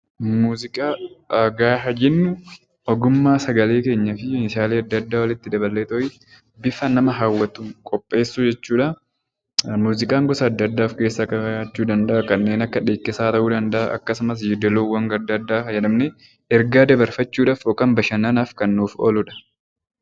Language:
Oromo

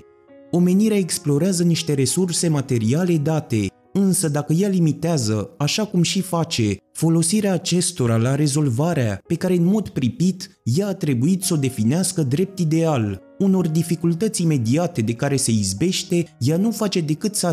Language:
Romanian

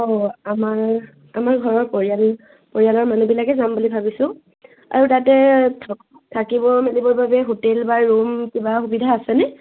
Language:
Assamese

